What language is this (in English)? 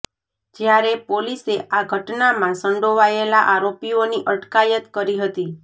Gujarati